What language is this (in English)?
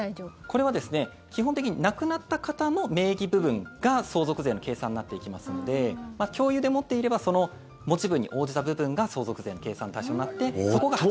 Japanese